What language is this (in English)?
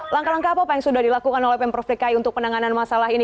Indonesian